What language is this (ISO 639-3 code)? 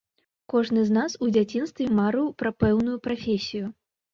bel